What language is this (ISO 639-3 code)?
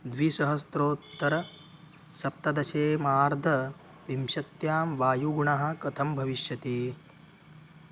san